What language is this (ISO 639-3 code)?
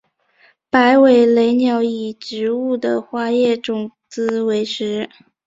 zho